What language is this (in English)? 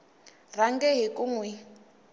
Tsonga